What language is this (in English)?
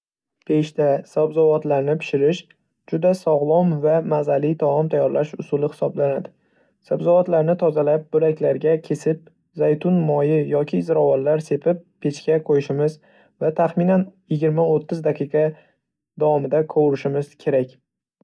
Uzbek